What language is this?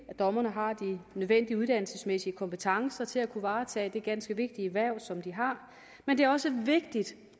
Danish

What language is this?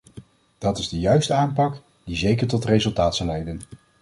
Dutch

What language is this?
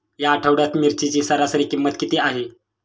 Marathi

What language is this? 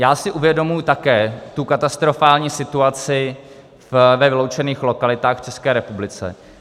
Czech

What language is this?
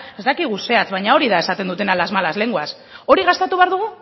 Basque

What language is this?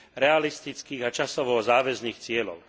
Slovak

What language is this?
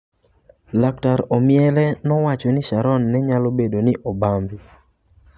Luo (Kenya and Tanzania)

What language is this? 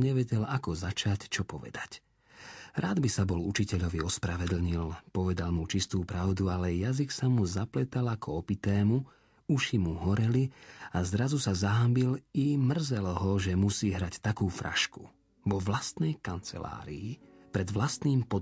Slovak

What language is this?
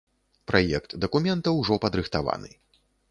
Belarusian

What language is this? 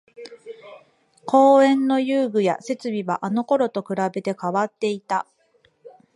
Japanese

